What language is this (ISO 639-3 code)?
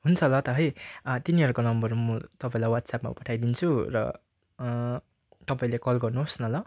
nep